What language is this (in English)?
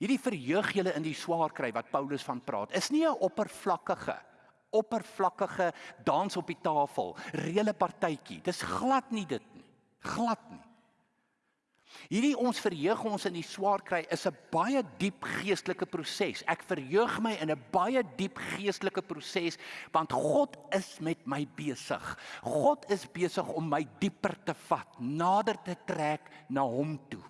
Dutch